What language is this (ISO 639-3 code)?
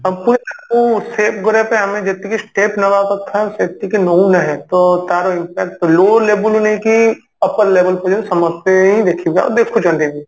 ori